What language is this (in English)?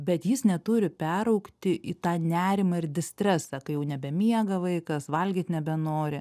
Lithuanian